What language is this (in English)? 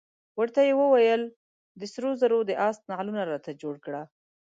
Pashto